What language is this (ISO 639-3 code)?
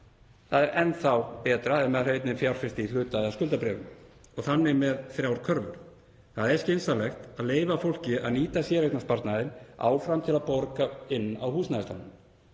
isl